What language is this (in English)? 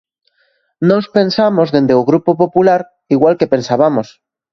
Galician